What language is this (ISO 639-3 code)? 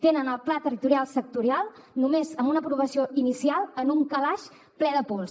cat